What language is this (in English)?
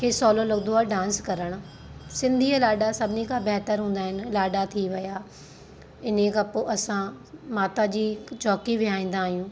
Sindhi